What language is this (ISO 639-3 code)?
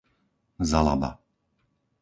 slk